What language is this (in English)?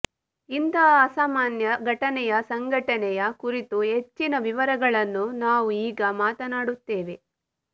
Kannada